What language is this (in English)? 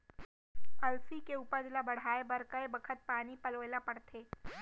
Chhattisgarhi